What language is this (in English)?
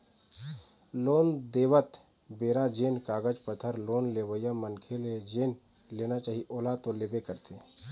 Chhattisgarhi